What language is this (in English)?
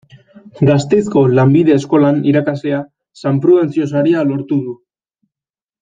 Basque